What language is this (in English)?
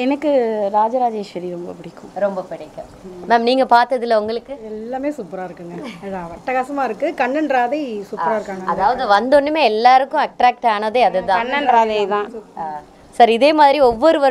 Korean